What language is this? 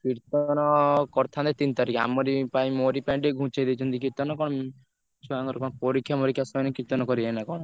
Odia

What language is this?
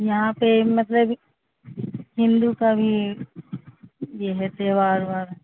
Urdu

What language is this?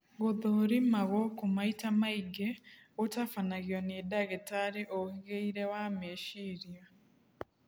Kikuyu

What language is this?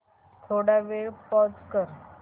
Marathi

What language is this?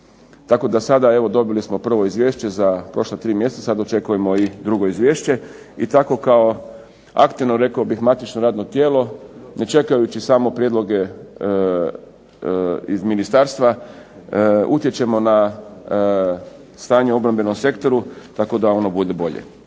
Croatian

